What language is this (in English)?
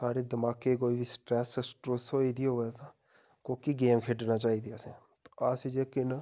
Dogri